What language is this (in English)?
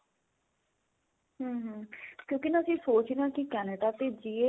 Punjabi